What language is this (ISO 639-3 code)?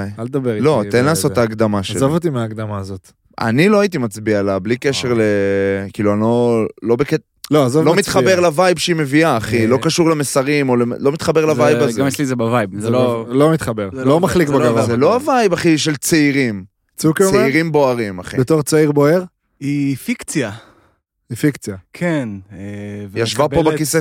heb